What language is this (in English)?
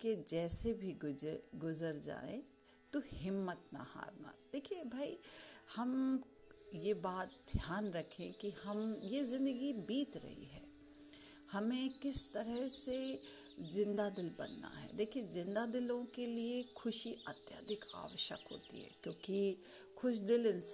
Hindi